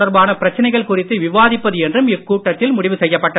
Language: Tamil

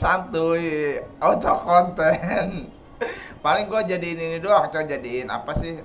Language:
Indonesian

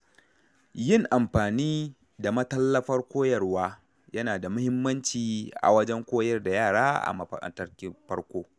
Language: Hausa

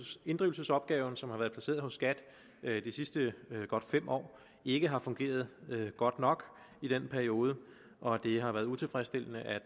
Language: Danish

